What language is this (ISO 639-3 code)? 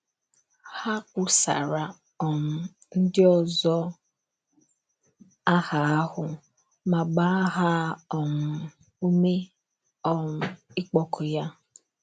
ibo